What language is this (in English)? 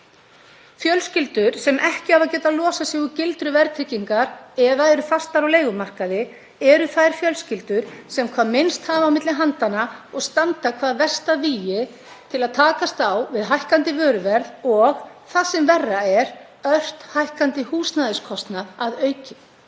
Icelandic